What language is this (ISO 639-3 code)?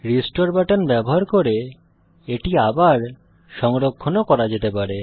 ben